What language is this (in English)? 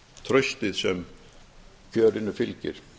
Icelandic